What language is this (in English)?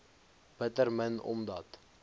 Afrikaans